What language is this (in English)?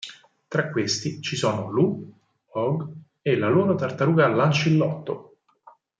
Italian